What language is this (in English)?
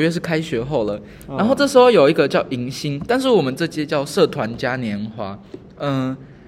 Chinese